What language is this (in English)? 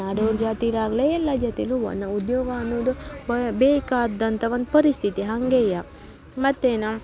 Kannada